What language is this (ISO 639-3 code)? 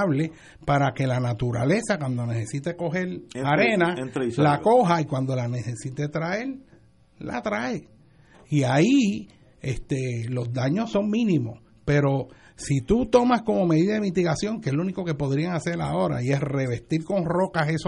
spa